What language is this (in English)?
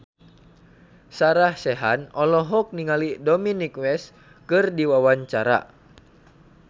Sundanese